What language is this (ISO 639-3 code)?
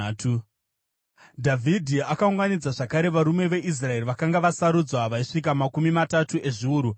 sna